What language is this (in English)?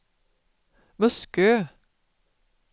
Swedish